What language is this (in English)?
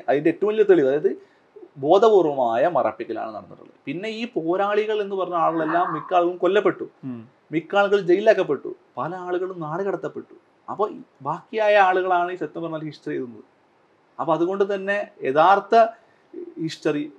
Malayalam